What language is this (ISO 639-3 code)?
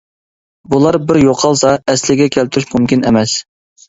uig